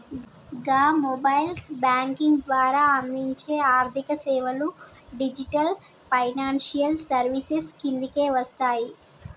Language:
Telugu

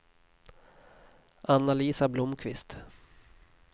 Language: Swedish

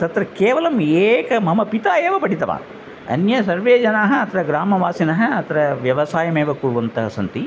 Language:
Sanskrit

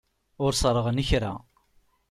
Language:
Kabyle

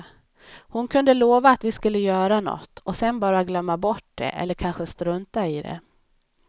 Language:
Swedish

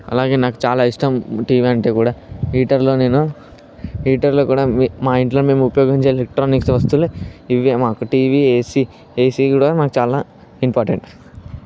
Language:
Telugu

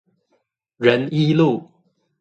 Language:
Chinese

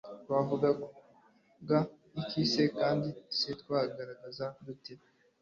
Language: Kinyarwanda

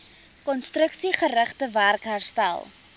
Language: Afrikaans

